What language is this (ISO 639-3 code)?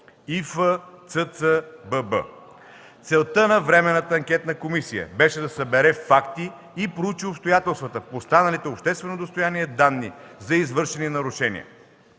bul